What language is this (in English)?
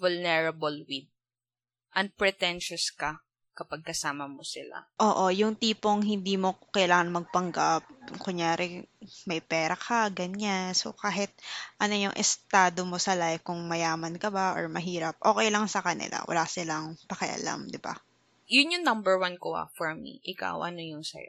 Filipino